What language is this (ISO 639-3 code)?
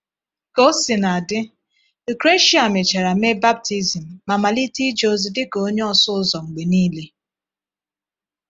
ibo